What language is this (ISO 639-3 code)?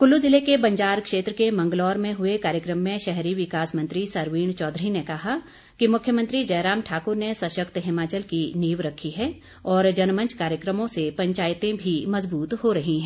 hin